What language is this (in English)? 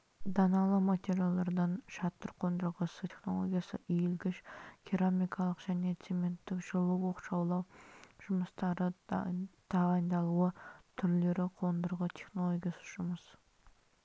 Kazakh